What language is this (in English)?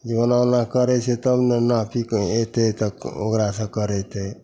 Maithili